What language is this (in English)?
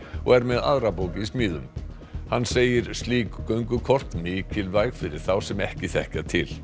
Icelandic